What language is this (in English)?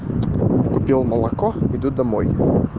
Russian